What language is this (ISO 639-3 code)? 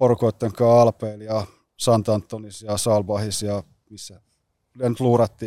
fin